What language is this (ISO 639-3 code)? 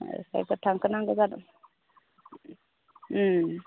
brx